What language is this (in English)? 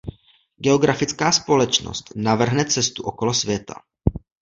Czech